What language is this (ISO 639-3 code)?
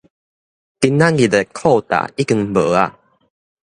nan